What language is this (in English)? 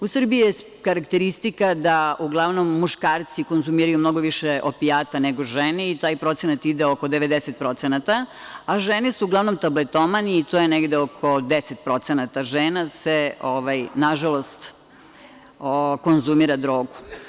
Serbian